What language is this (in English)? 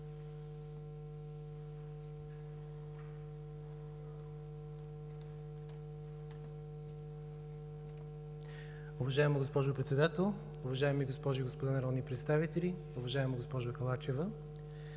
Bulgarian